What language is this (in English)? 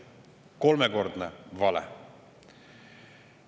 Estonian